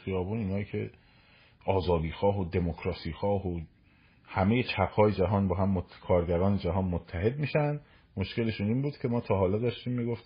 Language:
Persian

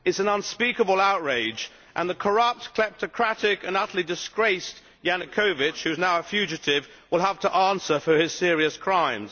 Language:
English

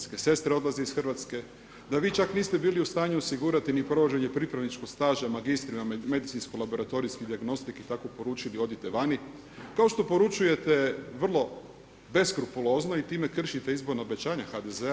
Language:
Croatian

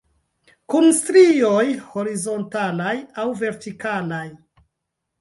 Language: Esperanto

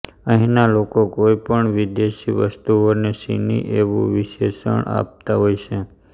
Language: Gujarati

